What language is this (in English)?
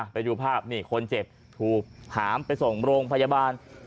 Thai